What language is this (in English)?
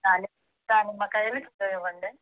Telugu